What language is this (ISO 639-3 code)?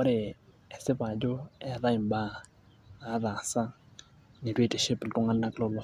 mas